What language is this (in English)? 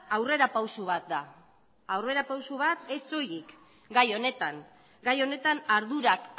Basque